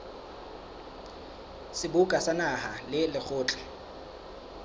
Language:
Southern Sotho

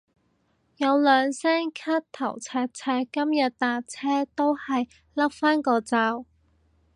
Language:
Cantonese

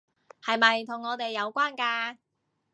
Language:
Cantonese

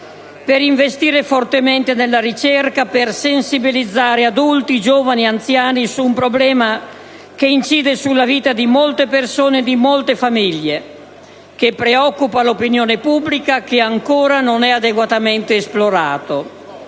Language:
Italian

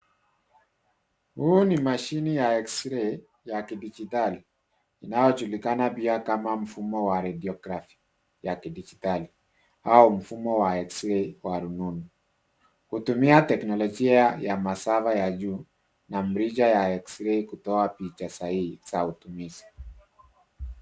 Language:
Swahili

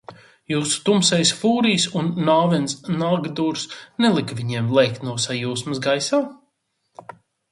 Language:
Latvian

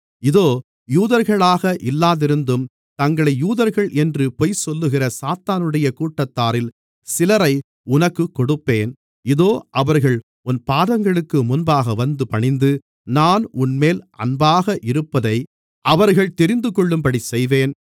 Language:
Tamil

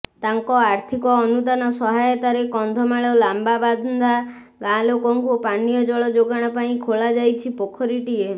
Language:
Odia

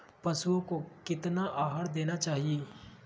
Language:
Magahi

